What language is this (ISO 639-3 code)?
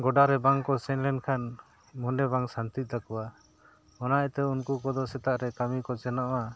sat